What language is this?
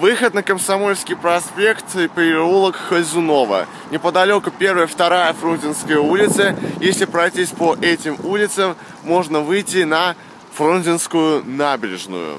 Russian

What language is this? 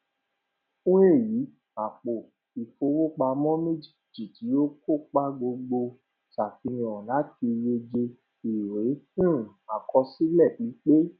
Yoruba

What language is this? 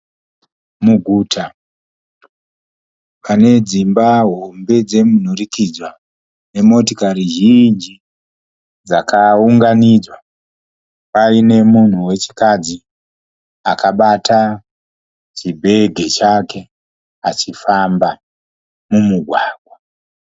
Shona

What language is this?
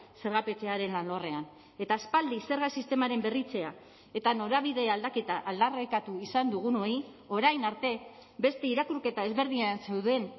Basque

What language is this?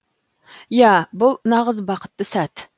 Kazakh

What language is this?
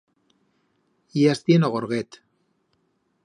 Aragonese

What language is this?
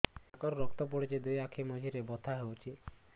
Odia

